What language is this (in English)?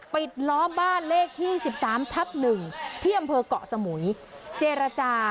Thai